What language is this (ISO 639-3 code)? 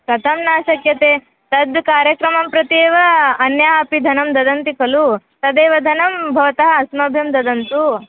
san